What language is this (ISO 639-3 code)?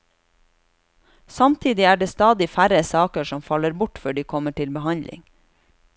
nor